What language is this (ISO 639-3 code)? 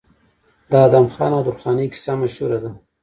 pus